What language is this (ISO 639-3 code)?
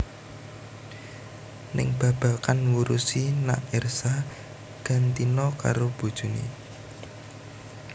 jav